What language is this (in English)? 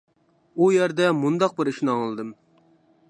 Uyghur